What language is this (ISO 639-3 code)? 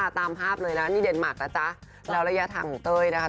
tha